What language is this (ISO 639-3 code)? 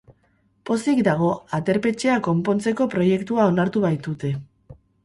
eus